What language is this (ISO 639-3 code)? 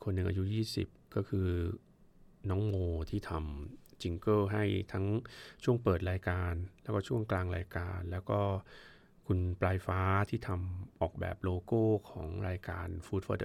tha